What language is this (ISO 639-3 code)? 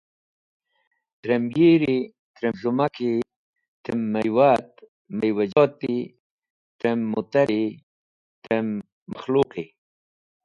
wbl